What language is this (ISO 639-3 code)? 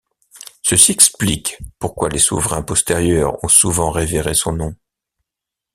fra